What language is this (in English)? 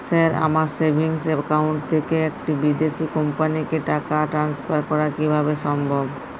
Bangla